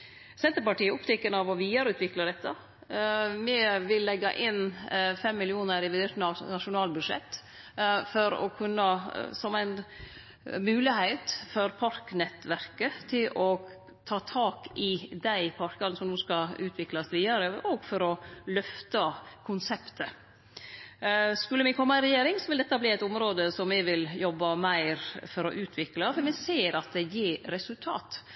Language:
Norwegian Nynorsk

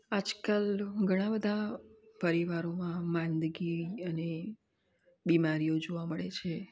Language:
Gujarati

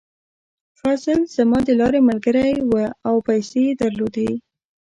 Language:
Pashto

